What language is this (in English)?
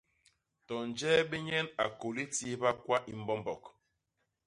Basaa